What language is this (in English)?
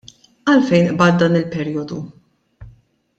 Maltese